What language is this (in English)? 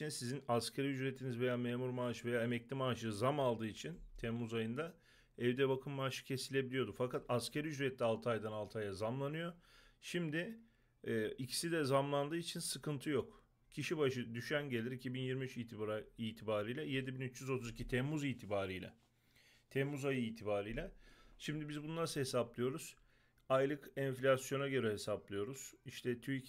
Turkish